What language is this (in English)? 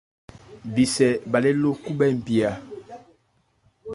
Ebrié